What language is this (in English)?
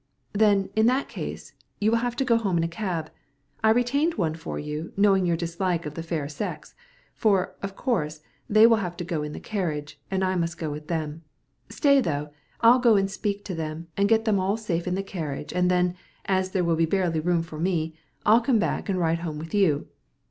English